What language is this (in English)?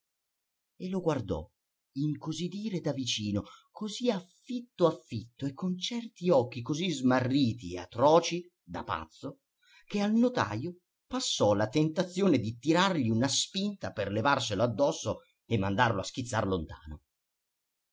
Italian